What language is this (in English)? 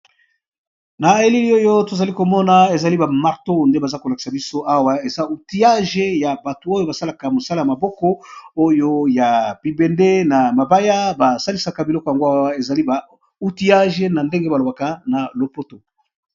Lingala